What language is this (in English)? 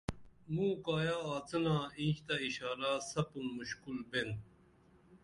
Dameli